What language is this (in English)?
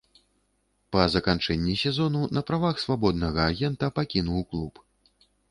Belarusian